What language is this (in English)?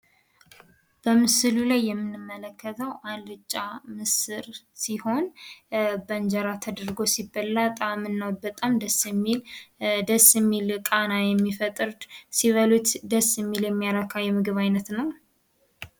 Amharic